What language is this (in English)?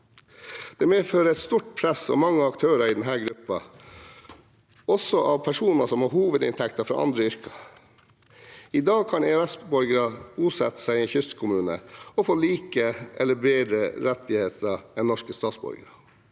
Norwegian